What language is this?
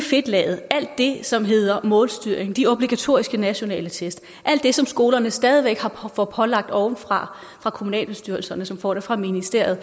Danish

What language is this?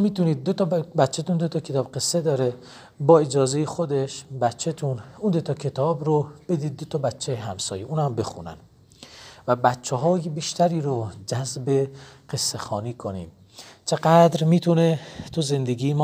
Persian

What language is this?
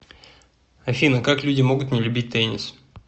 Russian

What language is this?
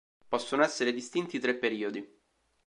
Italian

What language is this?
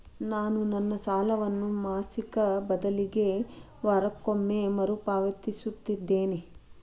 Kannada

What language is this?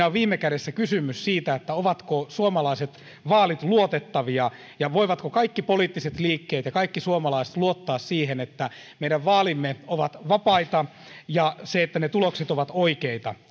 Finnish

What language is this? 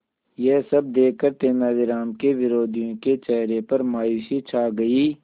Hindi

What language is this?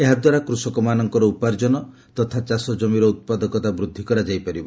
Odia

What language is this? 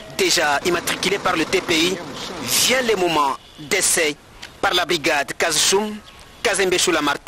French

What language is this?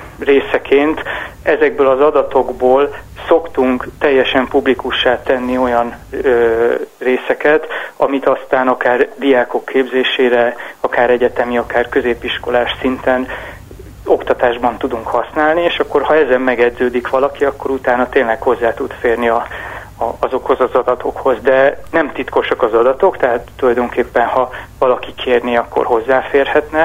Hungarian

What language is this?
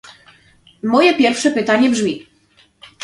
Polish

